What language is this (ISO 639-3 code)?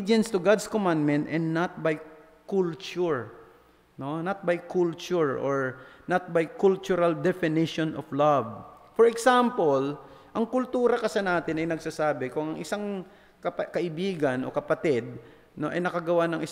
fil